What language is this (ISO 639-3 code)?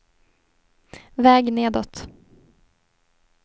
swe